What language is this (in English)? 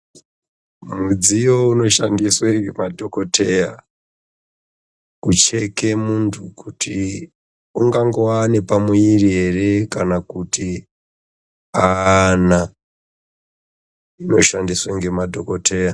Ndau